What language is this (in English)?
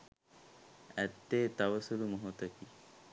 Sinhala